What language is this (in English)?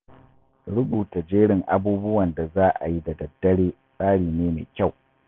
Hausa